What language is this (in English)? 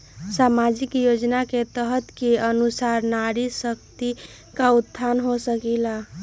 Magahi